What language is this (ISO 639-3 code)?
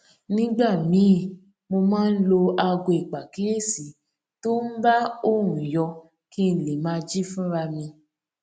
yor